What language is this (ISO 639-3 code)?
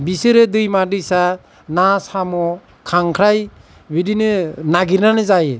brx